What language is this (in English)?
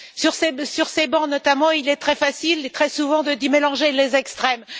French